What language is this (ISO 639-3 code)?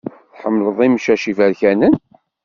kab